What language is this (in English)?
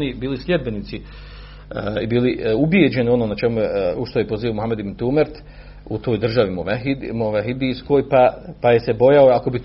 Croatian